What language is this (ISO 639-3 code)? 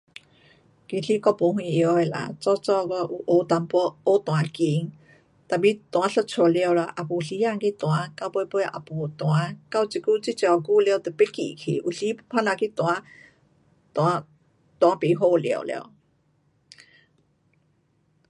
cpx